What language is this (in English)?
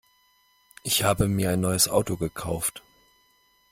German